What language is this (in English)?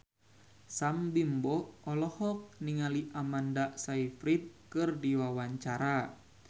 Sundanese